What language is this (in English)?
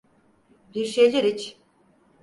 Turkish